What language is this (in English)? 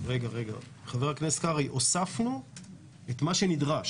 Hebrew